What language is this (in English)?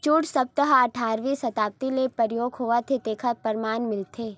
Chhattisgarhi